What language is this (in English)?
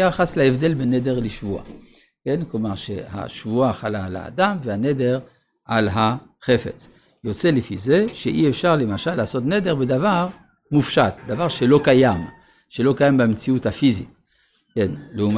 Hebrew